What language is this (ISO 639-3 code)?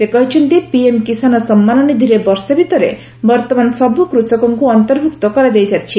ori